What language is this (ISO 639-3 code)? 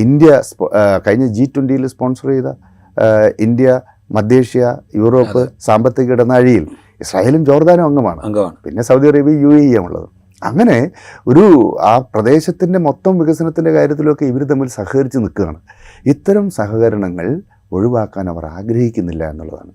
mal